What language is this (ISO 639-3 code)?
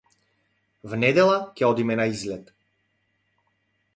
mkd